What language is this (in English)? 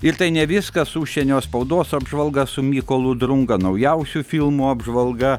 Lithuanian